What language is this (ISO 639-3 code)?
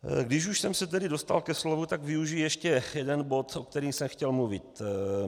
ces